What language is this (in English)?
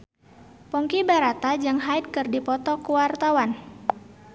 Sundanese